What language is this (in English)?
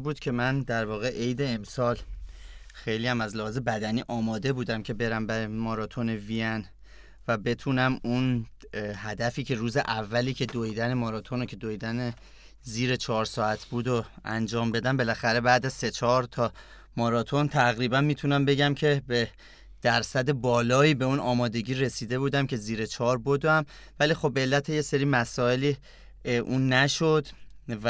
Persian